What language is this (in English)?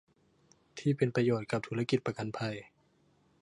Thai